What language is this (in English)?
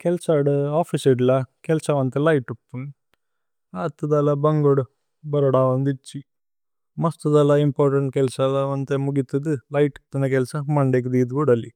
Tulu